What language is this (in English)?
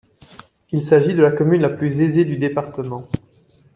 French